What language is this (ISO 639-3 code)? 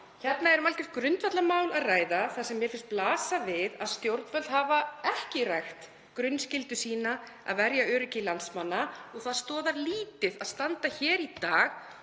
isl